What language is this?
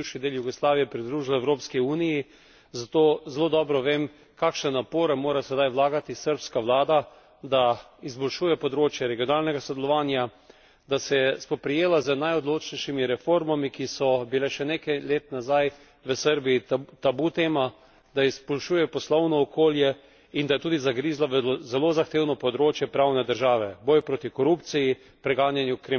Slovenian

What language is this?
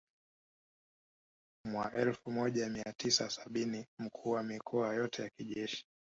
Swahili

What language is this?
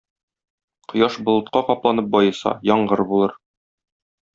Tatar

